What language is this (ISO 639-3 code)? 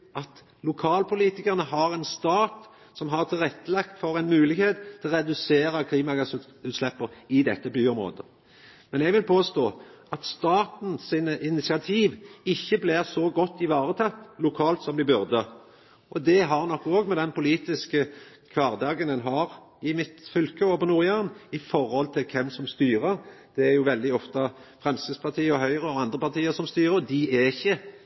nno